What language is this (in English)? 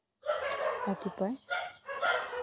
Assamese